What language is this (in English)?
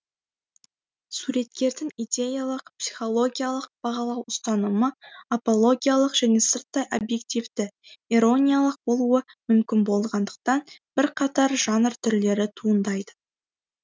Kazakh